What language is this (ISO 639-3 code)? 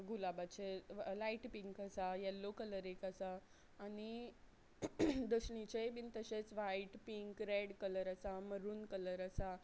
kok